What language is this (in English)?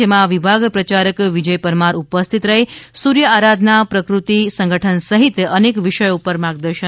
Gujarati